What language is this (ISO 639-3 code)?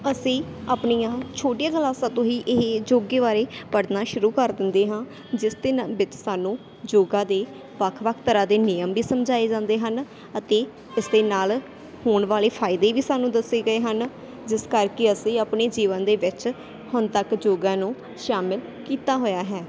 pan